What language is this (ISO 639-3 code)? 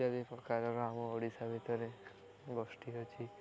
ori